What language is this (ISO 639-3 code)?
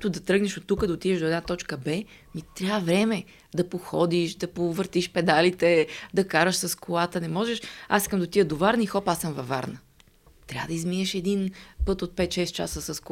bul